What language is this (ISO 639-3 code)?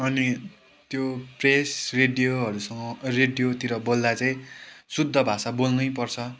nep